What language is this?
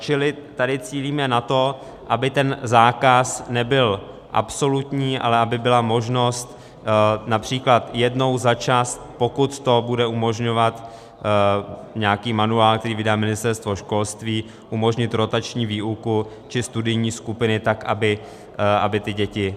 Czech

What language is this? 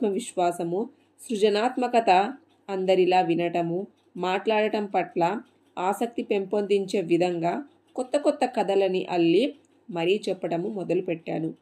Telugu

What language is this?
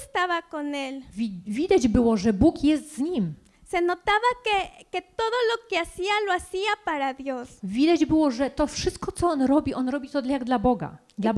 Polish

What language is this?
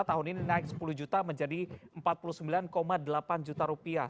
Indonesian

